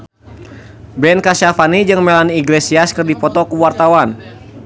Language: Sundanese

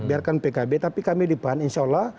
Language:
Indonesian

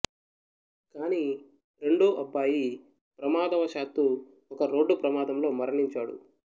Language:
Telugu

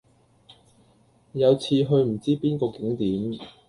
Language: Cantonese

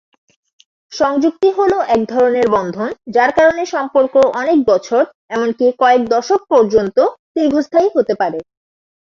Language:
Bangla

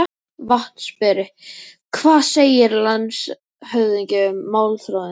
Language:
Icelandic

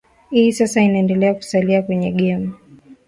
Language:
Swahili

